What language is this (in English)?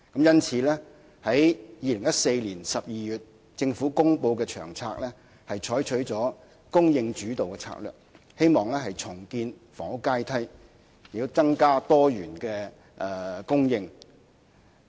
Cantonese